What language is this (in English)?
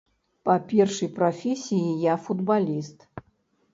Belarusian